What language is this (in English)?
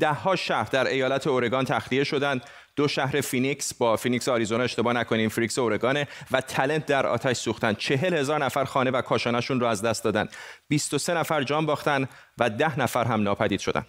Persian